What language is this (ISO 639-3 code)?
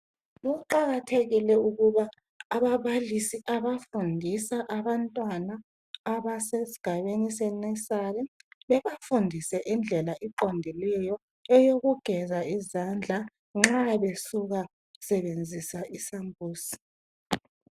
nde